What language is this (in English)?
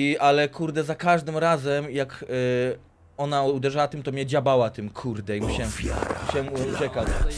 Polish